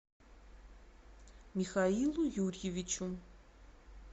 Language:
Russian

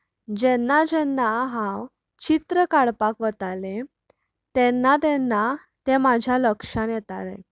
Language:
Konkani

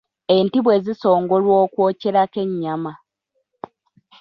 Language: Ganda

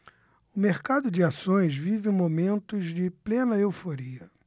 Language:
Portuguese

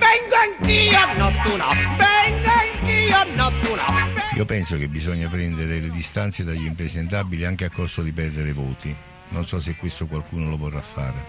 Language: Italian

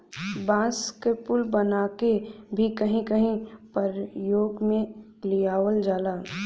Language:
Bhojpuri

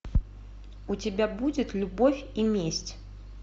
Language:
Russian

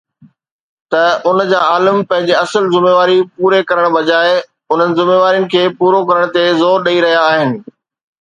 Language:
Sindhi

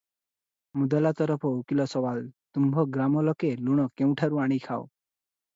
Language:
Odia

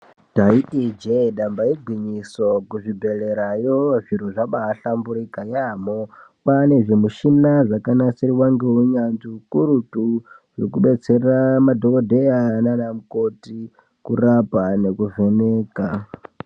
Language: Ndau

